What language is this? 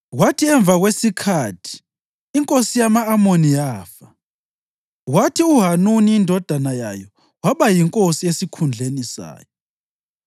North Ndebele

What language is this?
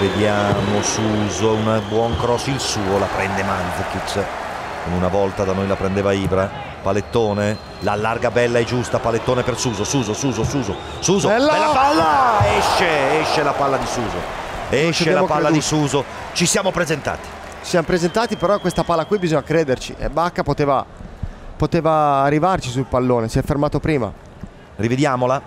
Italian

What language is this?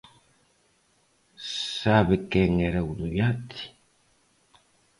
Galician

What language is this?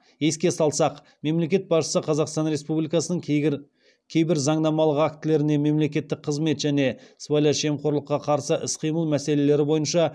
Kazakh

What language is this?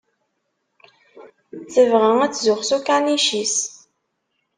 Kabyle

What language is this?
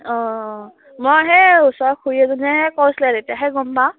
Assamese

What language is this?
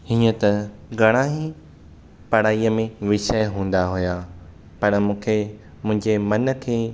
Sindhi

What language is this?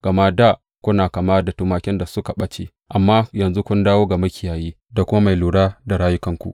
Hausa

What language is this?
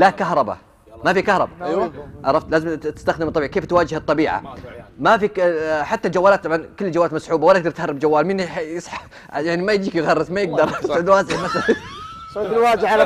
Arabic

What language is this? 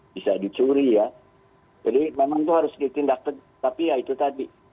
Indonesian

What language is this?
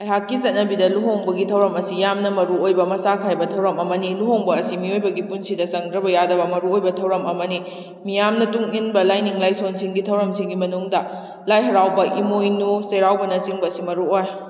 Manipuri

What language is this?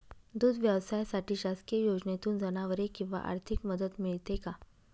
Marathi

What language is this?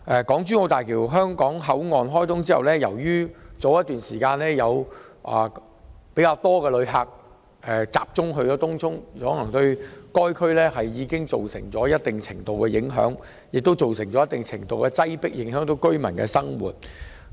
Cantonese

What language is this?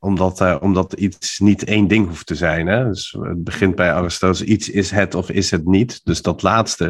Dutch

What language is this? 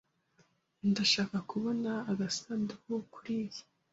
Kinyarwanda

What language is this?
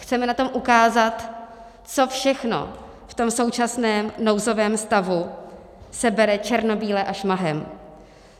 Czech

